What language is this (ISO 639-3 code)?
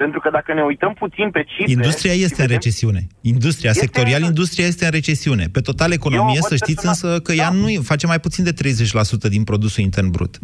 ron